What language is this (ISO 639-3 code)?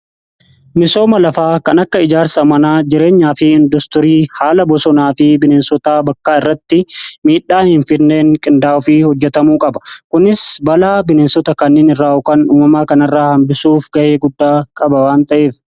orm